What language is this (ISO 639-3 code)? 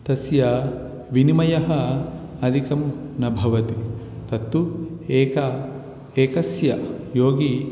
san